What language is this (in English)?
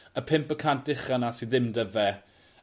Welsh